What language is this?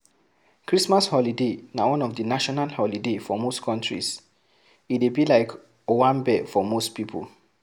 Nigerian Pidgin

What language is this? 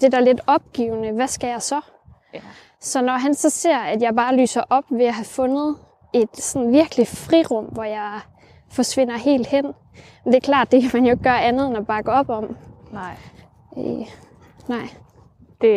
Danish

